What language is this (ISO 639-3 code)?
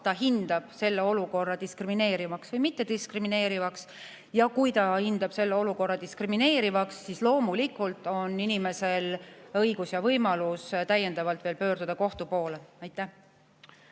est